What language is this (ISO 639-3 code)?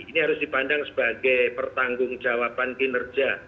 ind